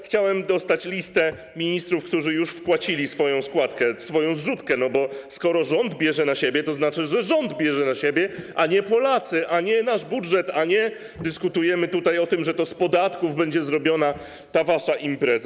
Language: Polish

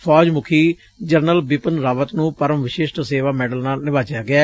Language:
Punjabi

